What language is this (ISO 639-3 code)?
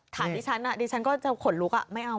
tha